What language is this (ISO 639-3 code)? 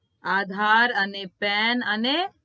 guj